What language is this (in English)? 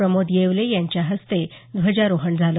Marathi